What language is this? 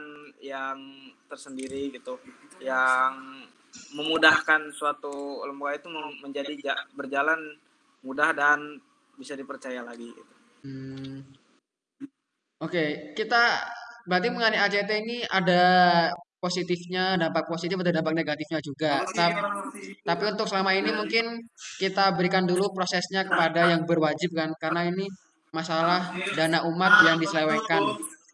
Indonesian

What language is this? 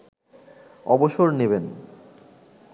Bangla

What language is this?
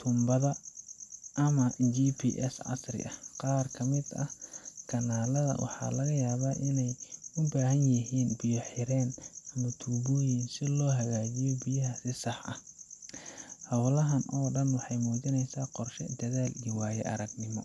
Somali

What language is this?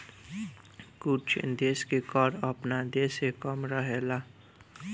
Bhojpuri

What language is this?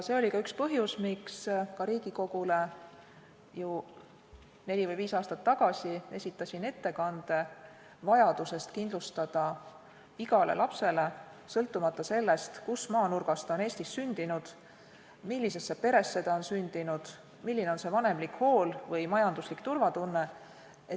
Estonian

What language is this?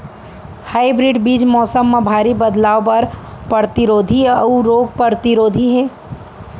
Chhattisgarhi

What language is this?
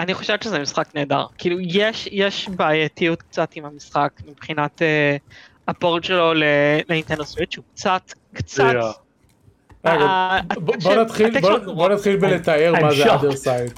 Hebrew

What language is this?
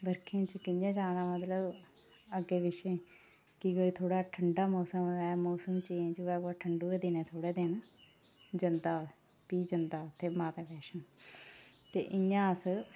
Dogri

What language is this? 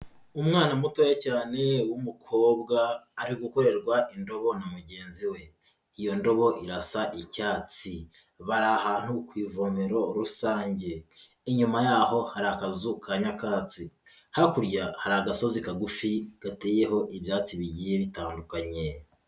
Kinyarwanda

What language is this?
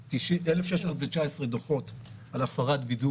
Hebrew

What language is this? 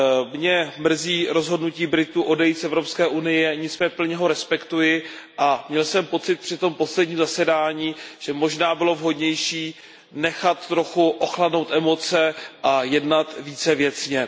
Czech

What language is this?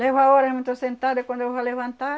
Portuguese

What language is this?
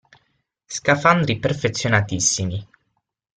Italian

